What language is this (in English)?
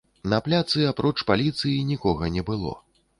Belarusian